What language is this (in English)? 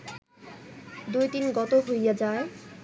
Bangla